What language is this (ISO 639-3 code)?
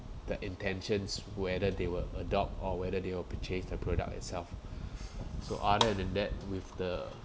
eng